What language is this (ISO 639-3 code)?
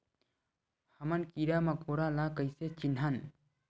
hne